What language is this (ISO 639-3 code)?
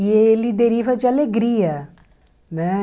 por